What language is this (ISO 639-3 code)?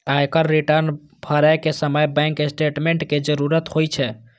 mai